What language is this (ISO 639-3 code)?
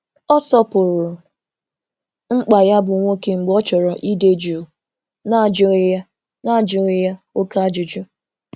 ibo